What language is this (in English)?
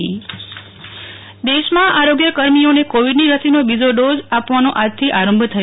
Gujarati